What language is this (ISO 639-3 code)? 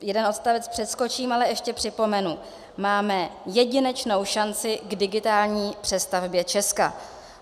ces